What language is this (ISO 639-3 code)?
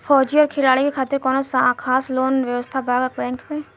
bho